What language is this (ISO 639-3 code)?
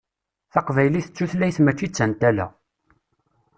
kab